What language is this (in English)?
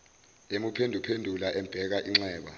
Zulu